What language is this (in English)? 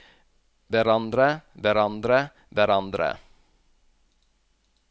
Norwegian